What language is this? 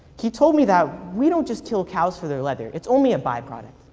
English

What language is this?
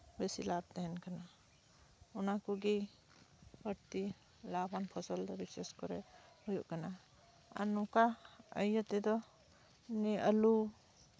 Santali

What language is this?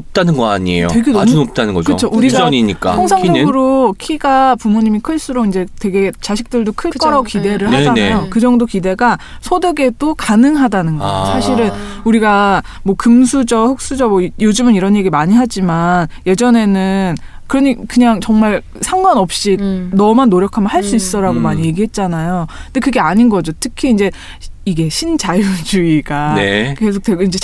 Korean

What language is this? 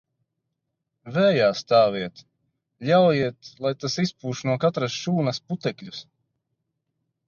Latvian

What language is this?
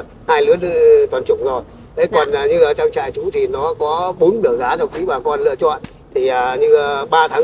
Vietnamese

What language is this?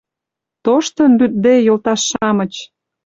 Mari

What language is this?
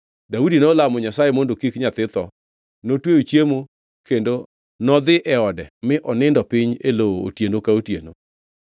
Luo (Kenya and Tanzania)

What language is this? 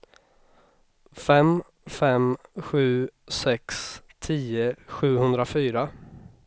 Swedish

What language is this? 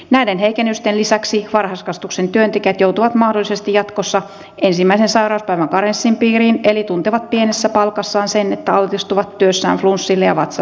Finnish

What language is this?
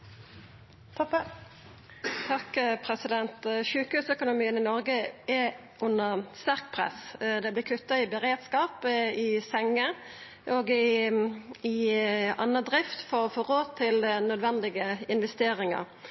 Norwegian Nynorsk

